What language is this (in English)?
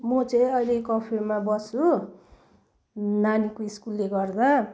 Nepali